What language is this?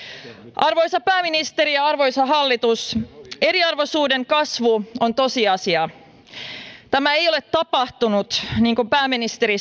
Finnish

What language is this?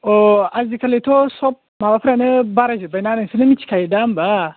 Bodo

